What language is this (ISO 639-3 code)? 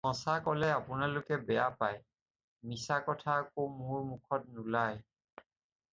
asm